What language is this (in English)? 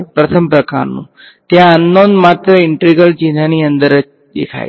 Gujarati